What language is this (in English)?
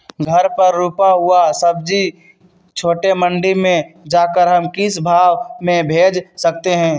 Magahi